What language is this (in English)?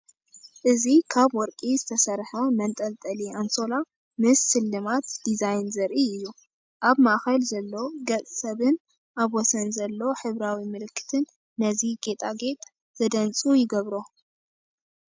Tigrinya